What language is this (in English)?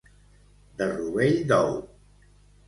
Catalan